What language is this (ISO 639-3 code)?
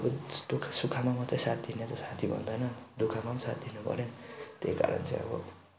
nep